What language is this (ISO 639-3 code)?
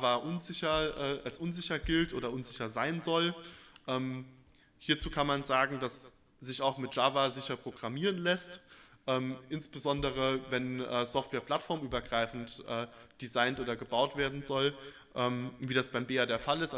deu